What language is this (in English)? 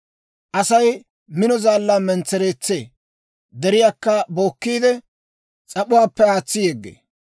Dawro